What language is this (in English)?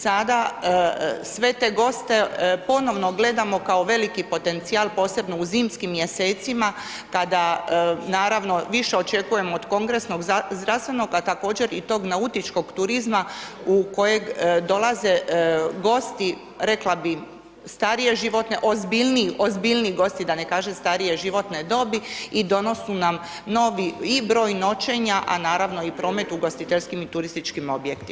Croatian